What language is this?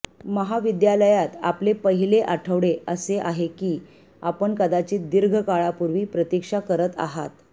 Marathi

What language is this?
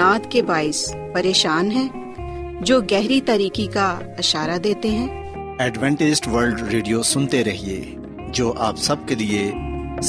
Urdu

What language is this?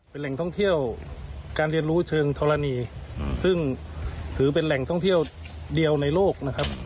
Thai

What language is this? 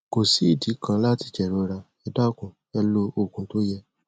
Yoruba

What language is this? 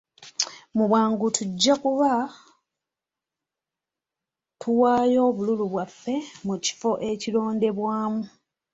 Ganda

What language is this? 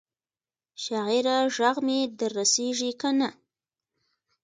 Pashto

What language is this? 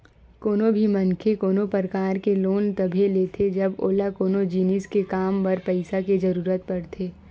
Chhattisgarhi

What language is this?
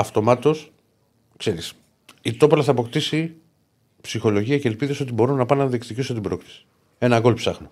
Greek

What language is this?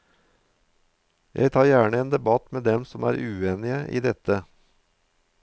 Norwegian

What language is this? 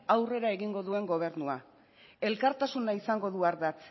Basque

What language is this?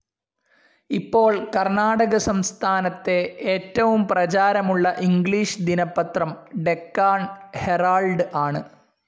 Malayalam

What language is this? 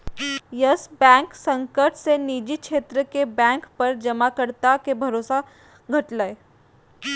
Magahi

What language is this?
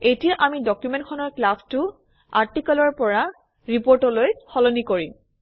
Assamese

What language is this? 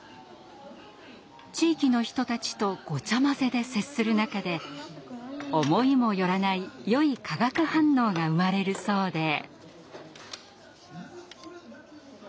Japanese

